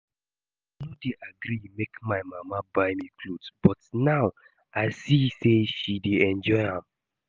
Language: Nigerian Pidgin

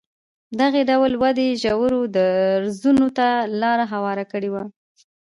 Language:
Pashto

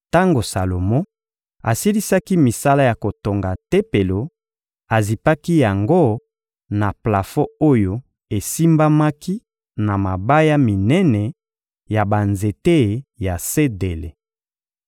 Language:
Lingala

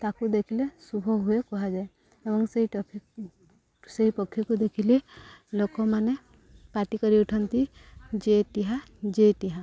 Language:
Odia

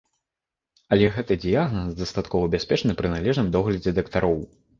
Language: Belarusian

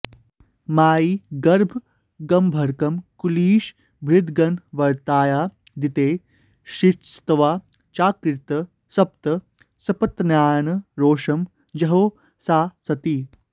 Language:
Sanskrit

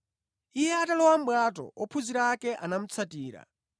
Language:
Nyanja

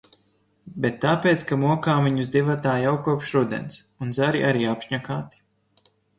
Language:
Latvian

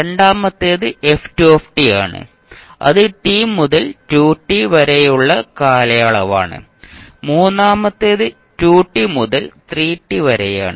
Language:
Malayalam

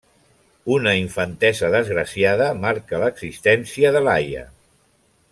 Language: Catalan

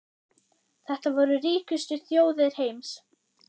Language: Icelandic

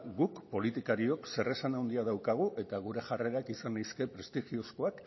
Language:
Basque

